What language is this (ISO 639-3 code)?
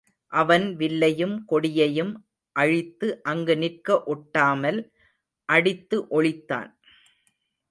tam